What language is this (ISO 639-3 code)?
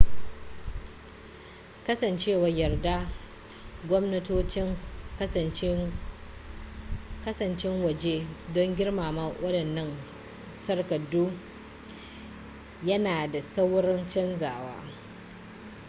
hau